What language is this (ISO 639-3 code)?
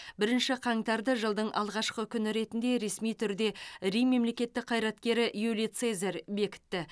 kaz